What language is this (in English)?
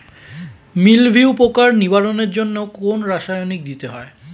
Bangla